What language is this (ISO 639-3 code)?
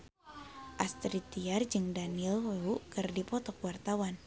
sun